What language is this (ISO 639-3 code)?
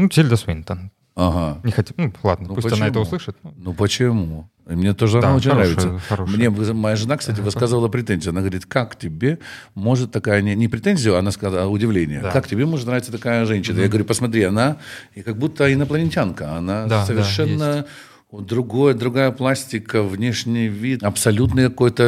rus